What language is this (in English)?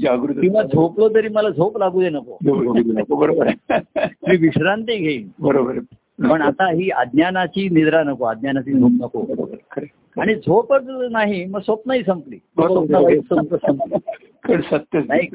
Marathi